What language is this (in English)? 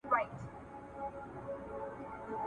Pashto